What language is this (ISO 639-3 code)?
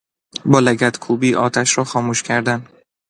fas